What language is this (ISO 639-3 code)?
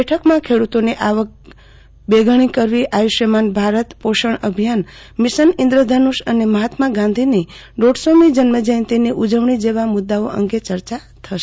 guj